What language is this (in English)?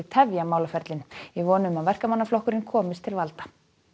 Icelandic